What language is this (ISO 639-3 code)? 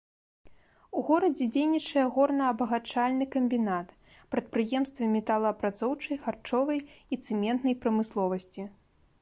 bel